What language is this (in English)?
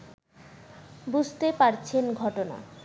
Bangla